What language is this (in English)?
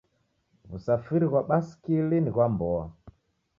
Taita